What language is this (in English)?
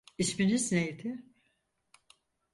Turkish